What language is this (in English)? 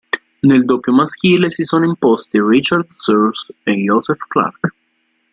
Italian